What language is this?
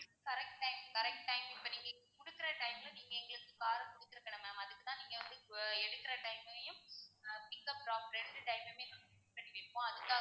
Tamil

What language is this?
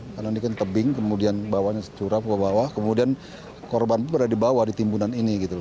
Indonesian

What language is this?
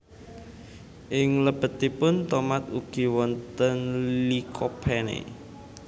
Javanese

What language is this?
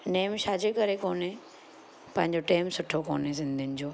Sindhi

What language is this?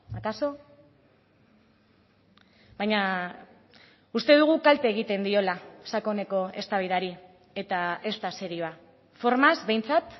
Basque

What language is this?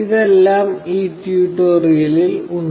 Malayalam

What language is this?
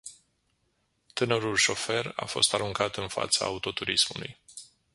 Romanian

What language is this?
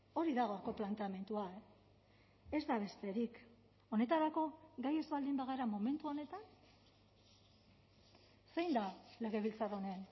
Basque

